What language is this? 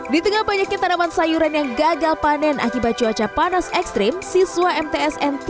Indonesian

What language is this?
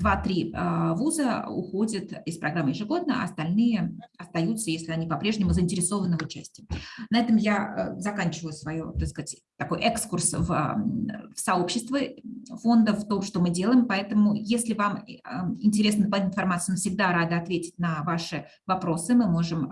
Russian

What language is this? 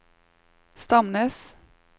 Norwegian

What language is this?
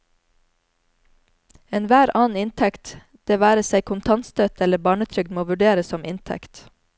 Norwegian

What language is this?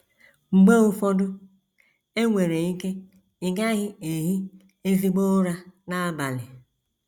Igbo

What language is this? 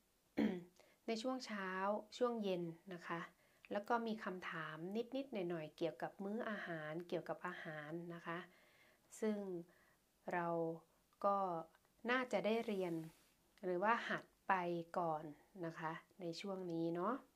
Thai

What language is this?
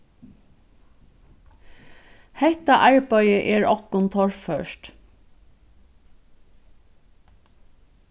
Faroese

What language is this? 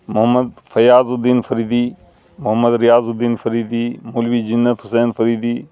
Urdu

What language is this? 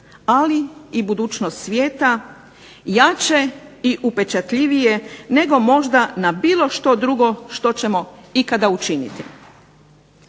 Croatian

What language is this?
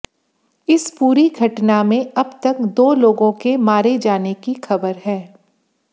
Hindi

